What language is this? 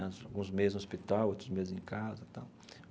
Portuguese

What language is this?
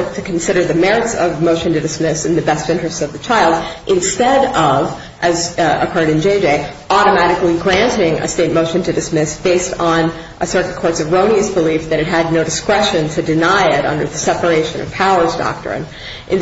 English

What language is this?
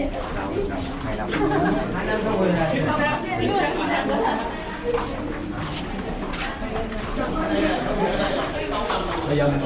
Vietnamese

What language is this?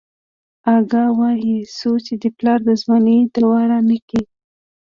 Pashto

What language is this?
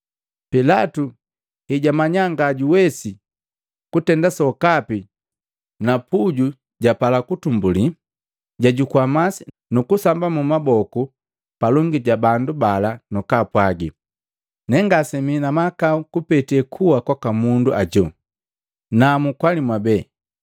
Matengo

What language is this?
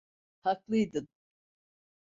Turkish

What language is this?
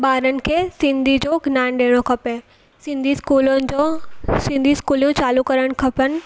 Sindhi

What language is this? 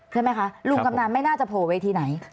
Thai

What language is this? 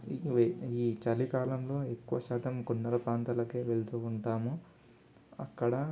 Telugu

